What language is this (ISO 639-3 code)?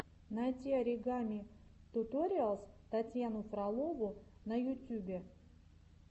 rus